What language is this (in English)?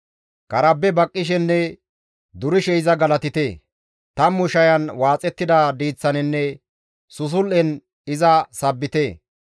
Gamo